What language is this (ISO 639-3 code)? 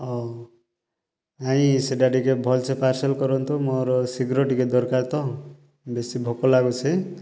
ori